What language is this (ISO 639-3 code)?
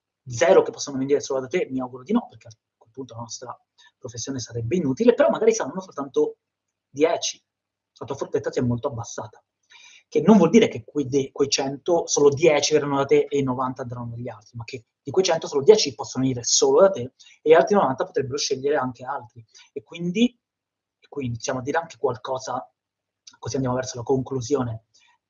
ita